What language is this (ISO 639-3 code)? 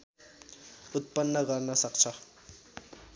nep